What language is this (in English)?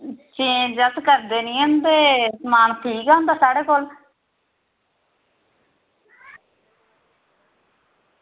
Dogri